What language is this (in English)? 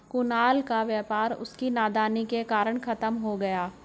Hindi